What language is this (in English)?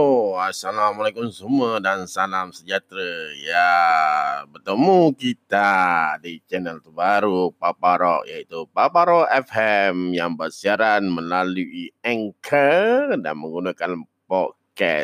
Malay